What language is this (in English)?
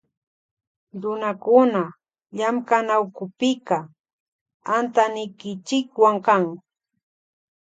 Loja Highland Quichua